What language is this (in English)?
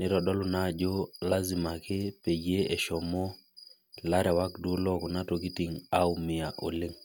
Masai